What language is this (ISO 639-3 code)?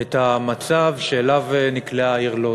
heb